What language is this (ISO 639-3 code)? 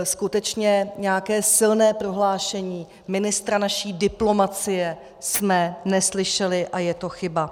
ces